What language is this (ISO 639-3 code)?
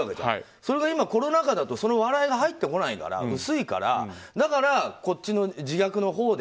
jpn